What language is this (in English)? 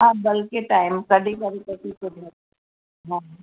Sindhi